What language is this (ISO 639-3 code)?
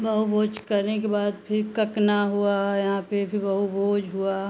hin